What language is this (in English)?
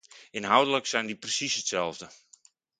Dutch